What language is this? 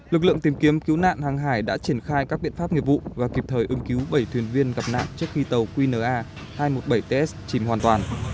Vietnamese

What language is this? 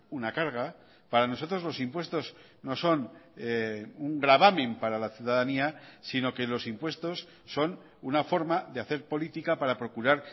Spanish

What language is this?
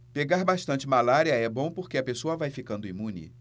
Portuguese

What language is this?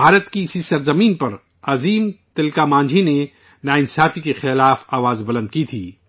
Urdu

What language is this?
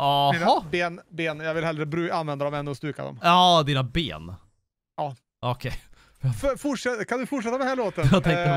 Swedish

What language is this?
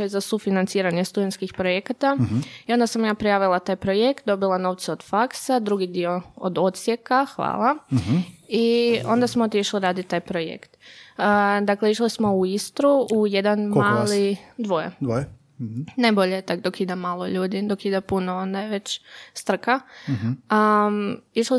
Croatian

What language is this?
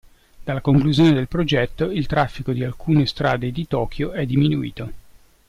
Italian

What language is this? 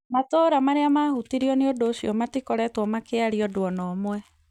Kikuyu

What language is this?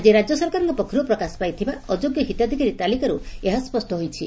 Odia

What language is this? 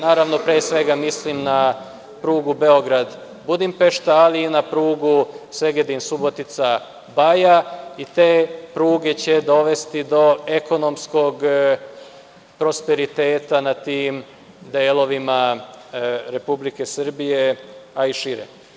Serbian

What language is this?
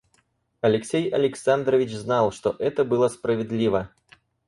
Russian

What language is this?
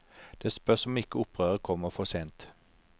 Norwegian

